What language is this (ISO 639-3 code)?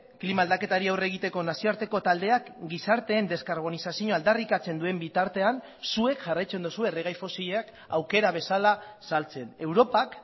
eus